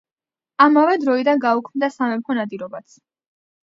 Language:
Georgian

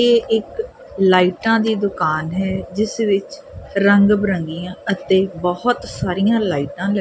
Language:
Punjabi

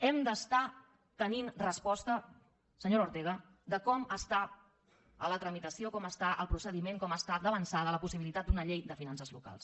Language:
Catalan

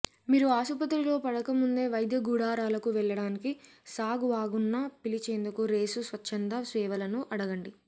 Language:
Telugu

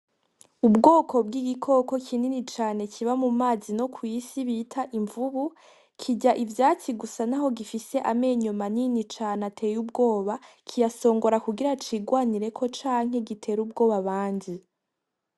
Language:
Rundi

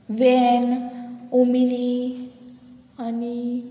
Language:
Konkani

